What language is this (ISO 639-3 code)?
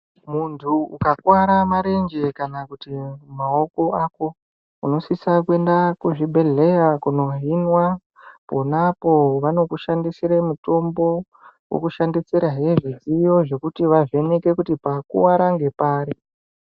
ndc